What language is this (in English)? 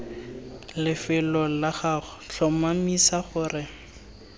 Tswana